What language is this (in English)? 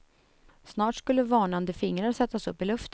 Swedish